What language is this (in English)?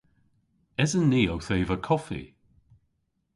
Cornish